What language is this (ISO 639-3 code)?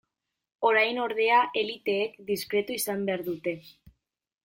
eus